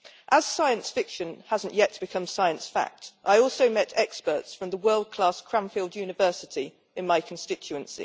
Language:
English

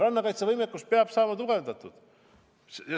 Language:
Estonian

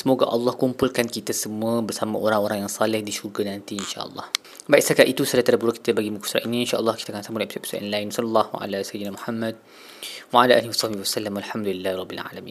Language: Malay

